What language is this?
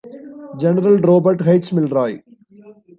English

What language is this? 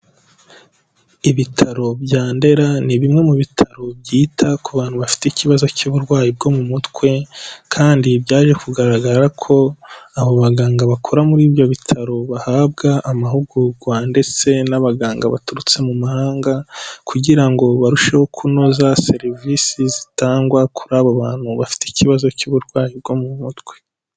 Kinyarwanda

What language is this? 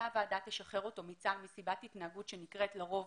Hebrew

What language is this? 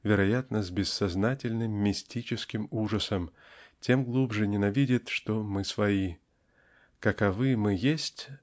Russian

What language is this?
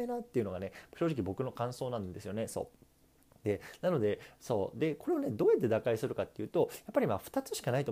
Japanese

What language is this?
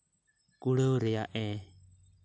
Santali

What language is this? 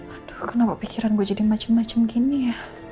Indonesian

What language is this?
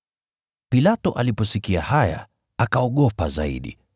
Swahili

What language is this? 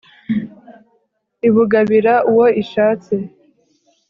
Kinyarwanda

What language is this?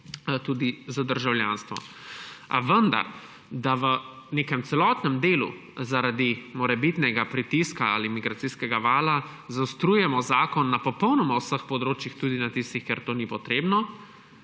Slovenian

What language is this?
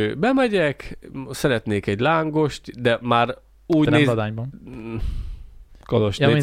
Hungarian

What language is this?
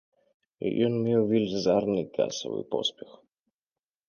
Belarusian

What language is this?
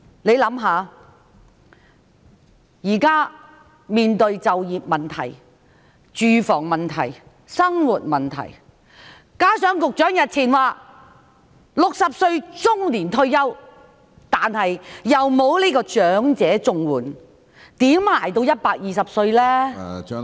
Cantonese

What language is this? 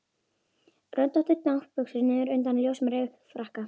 Icelandic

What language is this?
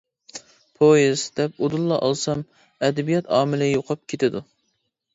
Uyghur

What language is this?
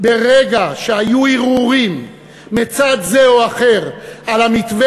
Hebrew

